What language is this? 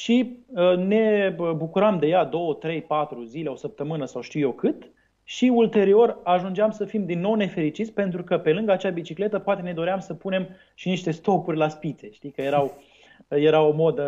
Romanian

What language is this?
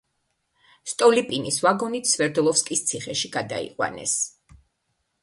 Georgian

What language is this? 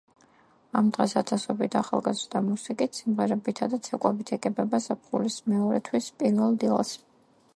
Georgian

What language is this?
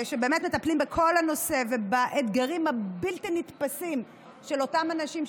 Hebrew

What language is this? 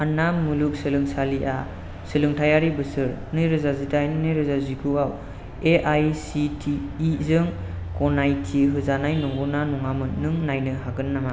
Bodo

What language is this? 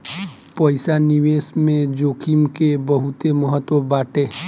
Bhojpuri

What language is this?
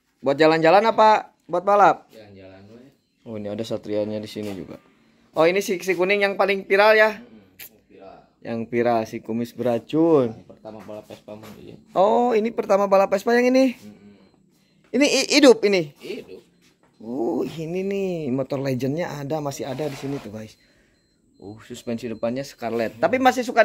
Indonesian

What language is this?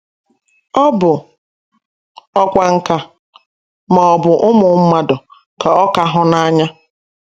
Igbo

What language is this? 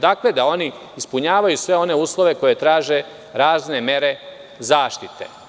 Serbian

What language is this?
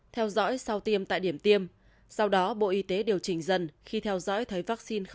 Vietnamese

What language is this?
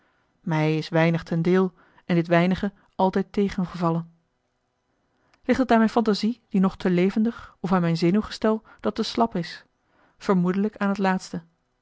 Dutch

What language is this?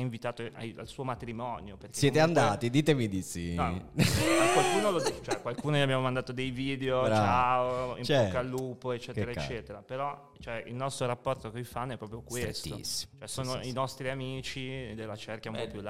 Italian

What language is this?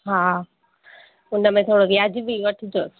Sindhi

